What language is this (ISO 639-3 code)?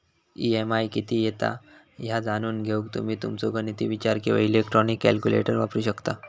mar